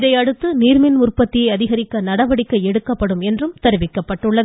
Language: Tamil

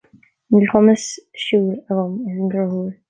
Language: Irish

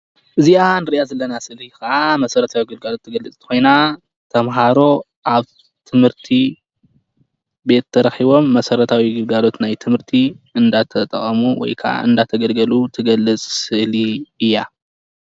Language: Tigrinya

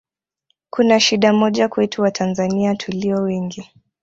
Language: Swahili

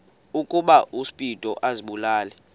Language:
Xhosa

